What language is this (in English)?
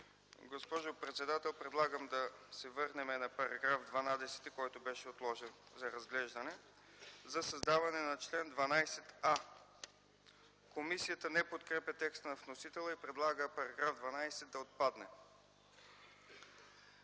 Bulgarian